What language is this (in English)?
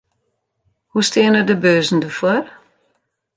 Western Frisian